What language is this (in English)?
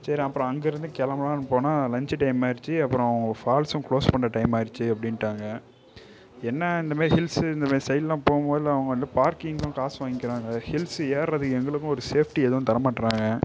Tamil